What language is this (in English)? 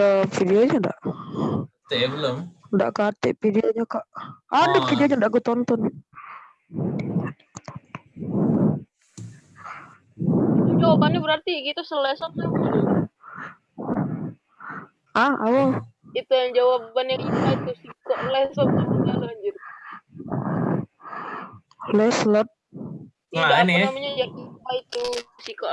Indonesian